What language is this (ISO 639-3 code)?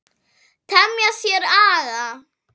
isl